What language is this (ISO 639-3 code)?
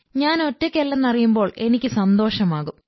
mal